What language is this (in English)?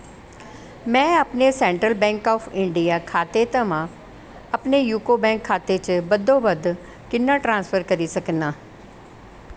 Dogri